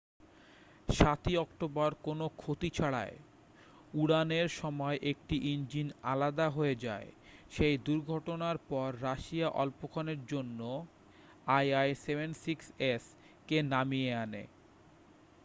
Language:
Bangla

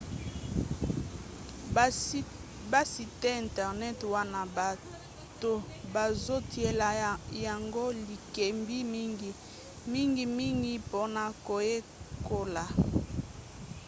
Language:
Lingala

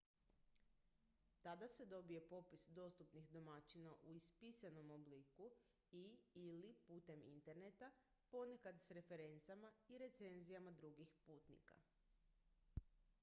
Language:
Croatian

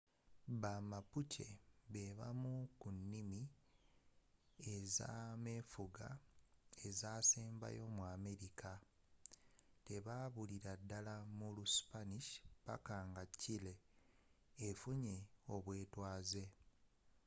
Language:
Ganda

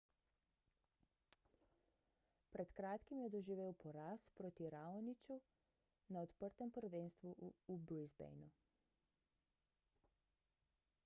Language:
Slovenian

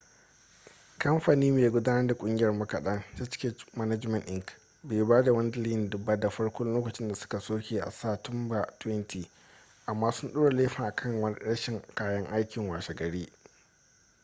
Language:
Hausa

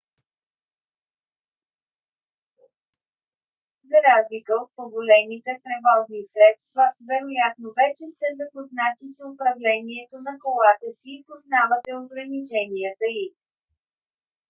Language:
Bulgarian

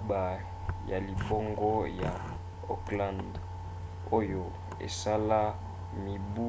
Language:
Lingala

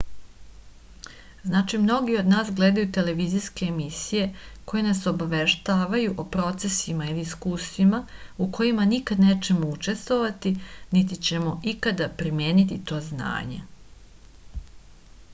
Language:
Serbian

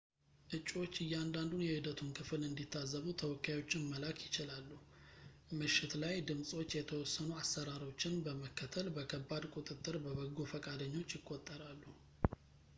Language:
Amharic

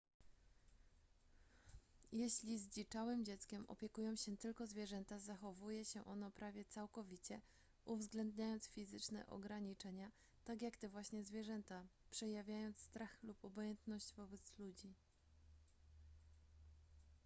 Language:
Polish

